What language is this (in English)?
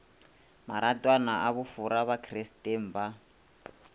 Northern Sotho